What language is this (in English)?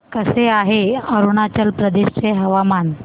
Marathi